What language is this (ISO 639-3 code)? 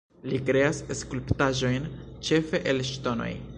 epo